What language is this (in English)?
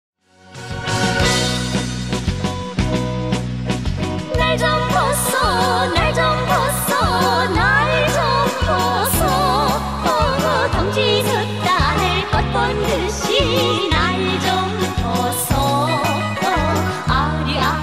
Korean